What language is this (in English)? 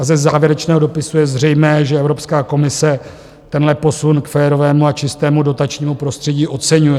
Czech